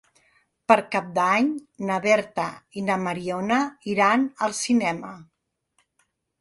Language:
Catalan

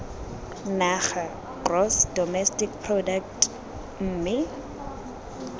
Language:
Tswana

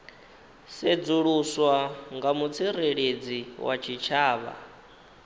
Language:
Venda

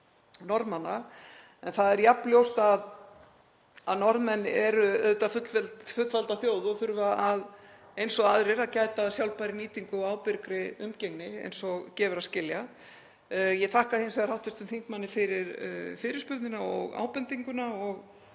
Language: Icelandic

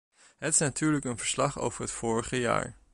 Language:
Dutch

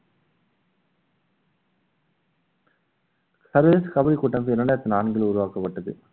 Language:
Tamil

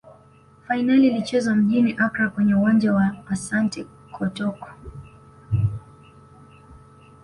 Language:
Swahili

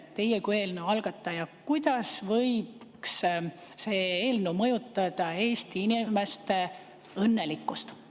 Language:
Estonian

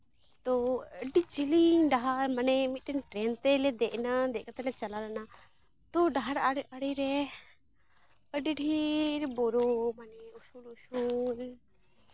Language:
Santali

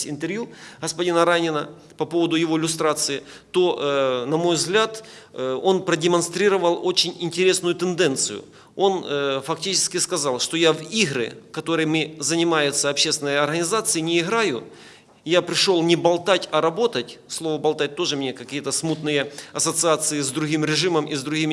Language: Russian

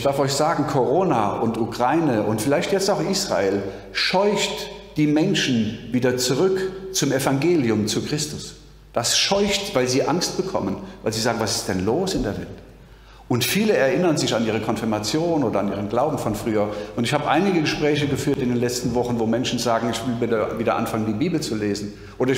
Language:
German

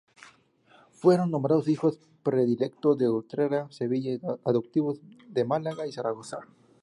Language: Spanish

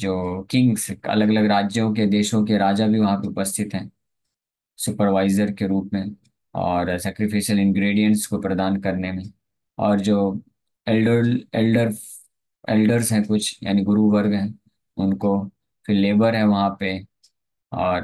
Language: Hindi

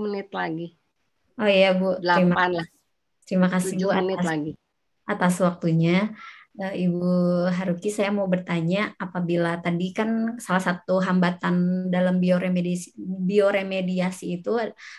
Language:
Indonesian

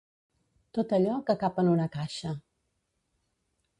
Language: Catalan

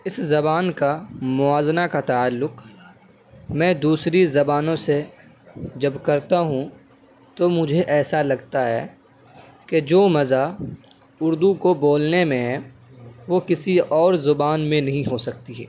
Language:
Urdu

